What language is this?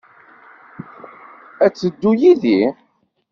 Kabyle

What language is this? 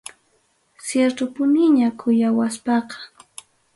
Ayacucho Quechua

